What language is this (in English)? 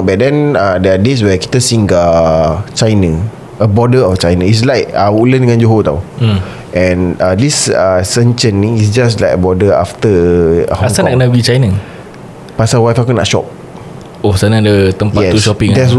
Malay